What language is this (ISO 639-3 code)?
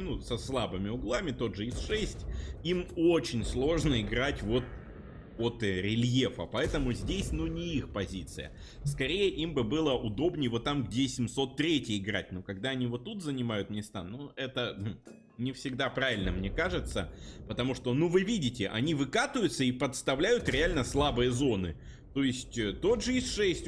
rus